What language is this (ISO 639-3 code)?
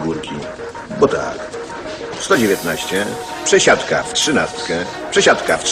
pol